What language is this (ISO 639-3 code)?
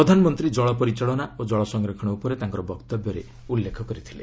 ori